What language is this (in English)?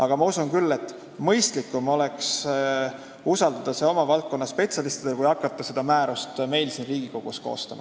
Estonian